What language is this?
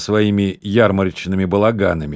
Russian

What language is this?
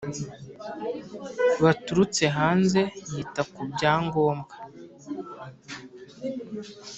Kinyarwanda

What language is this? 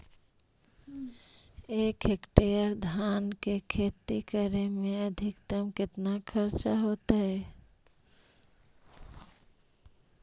Magahi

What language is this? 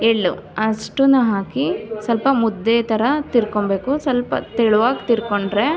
Kannada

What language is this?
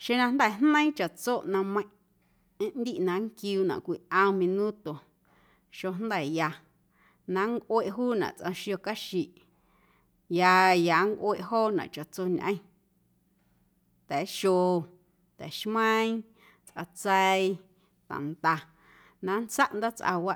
Guerrero Amuzgo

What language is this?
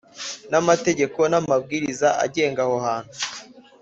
Kinyarwanda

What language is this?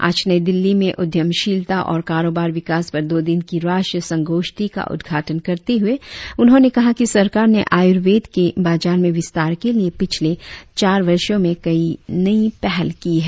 Hindi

